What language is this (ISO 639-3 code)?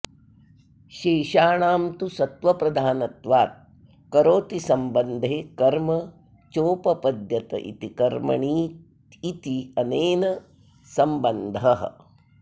san